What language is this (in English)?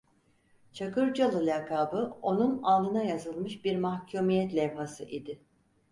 Turkish